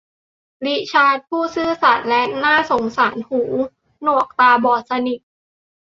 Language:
Thai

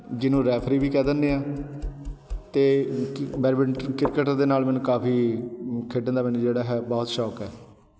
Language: Punjabi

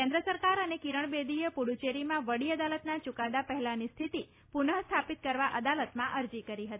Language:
Gujarati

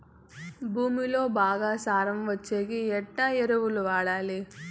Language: Telugu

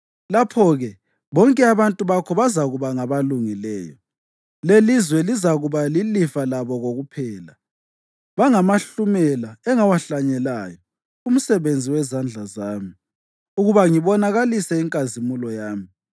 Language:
North Ndebele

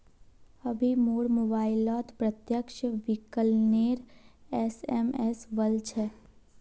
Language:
Magahi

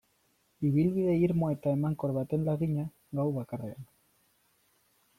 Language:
Basque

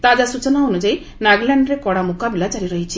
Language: Odia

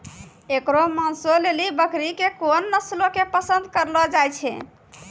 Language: Maithili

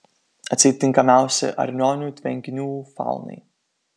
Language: Lithuanian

